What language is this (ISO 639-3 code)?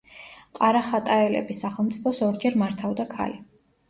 kat